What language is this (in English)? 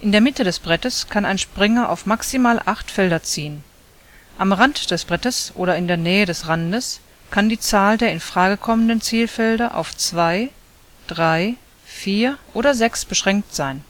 German